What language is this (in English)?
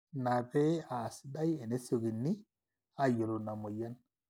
Masai